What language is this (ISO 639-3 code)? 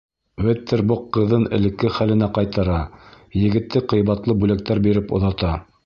bak